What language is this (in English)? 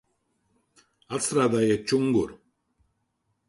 Latvian